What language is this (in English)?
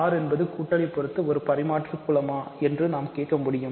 Tamil